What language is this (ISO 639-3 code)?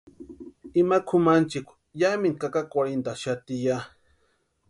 pua